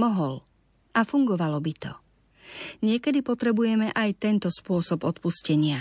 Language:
Slovak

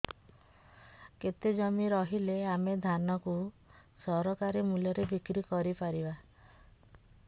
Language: Odia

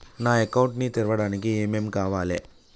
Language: Telugu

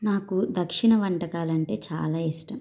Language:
Telugu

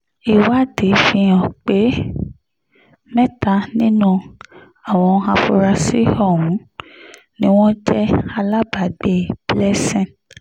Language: Yoruba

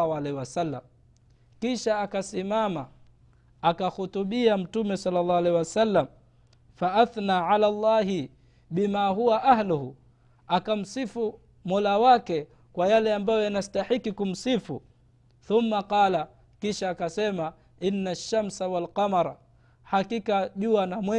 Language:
Swahili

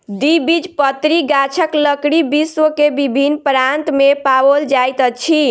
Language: Maithili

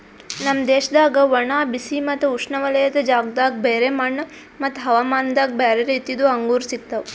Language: Kannada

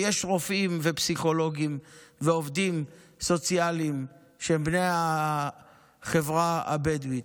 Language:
Hebrew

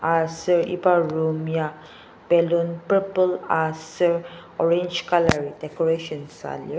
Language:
Ao Naga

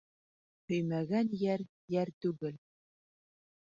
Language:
Bashkir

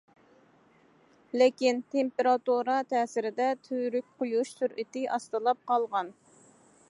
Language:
Uyghur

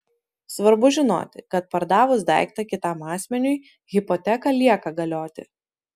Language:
Lithuanian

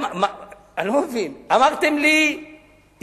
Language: Hebrew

